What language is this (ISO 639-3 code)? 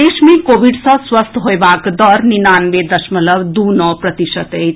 mai